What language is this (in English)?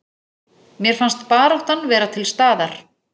Icelandic